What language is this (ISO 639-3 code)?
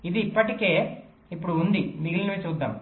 tel